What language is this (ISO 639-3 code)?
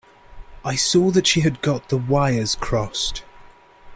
eng